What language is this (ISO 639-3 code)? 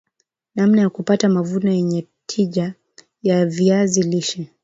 swa